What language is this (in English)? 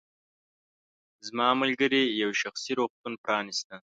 Pashto